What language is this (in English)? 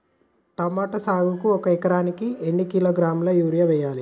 Telugu